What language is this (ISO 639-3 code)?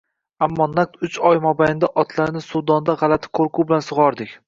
uzb